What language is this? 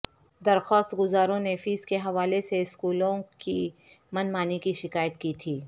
Urdu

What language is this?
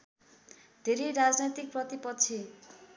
Nepali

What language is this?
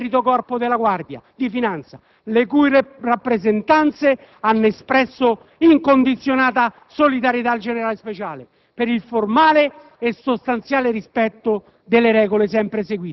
Italian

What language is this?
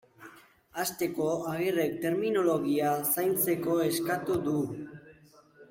Basque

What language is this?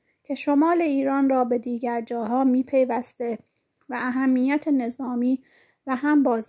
Persian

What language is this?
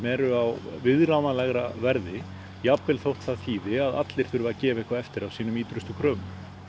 Icelandic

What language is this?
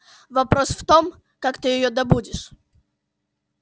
Russian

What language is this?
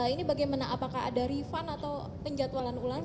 Indonesian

